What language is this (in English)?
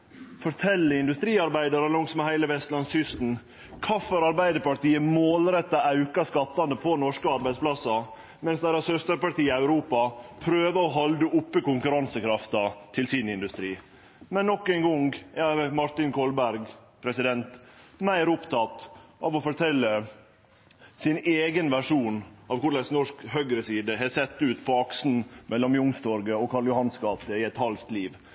Norwegian Nynorsk